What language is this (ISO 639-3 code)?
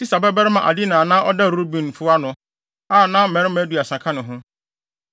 aka